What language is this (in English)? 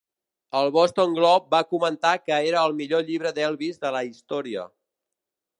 Catalan